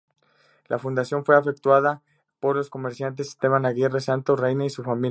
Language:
Spanish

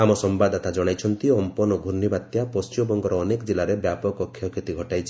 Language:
Odia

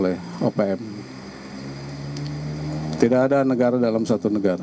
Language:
Indonesian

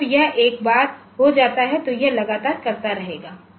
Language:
Hindi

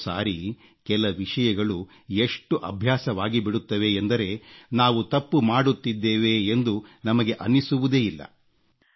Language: Kannada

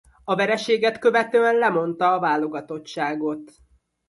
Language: Hungarian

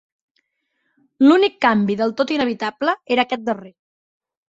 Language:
Catalan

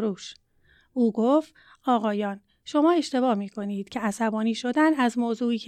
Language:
Persian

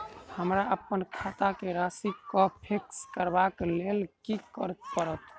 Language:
Maithili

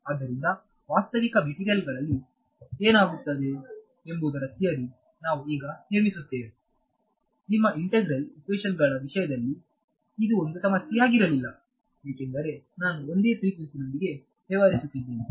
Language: Kannada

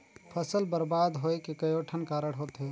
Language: Chhattisgarhi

